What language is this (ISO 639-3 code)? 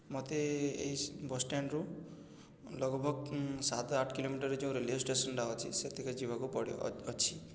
ori